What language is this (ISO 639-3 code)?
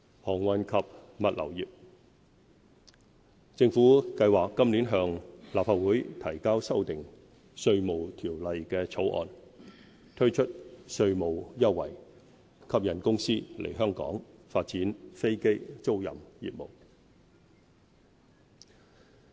yue